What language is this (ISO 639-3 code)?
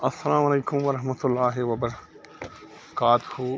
kas